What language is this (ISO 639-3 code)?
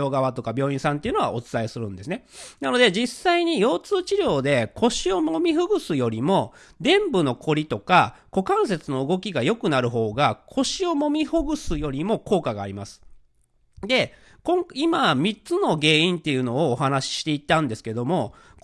jpn